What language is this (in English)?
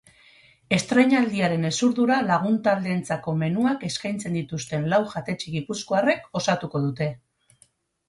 Basque